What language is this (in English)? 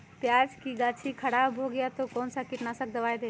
Magahi